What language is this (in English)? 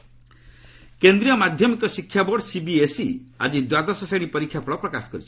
Odia